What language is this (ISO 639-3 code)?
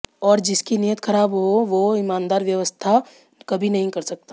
hin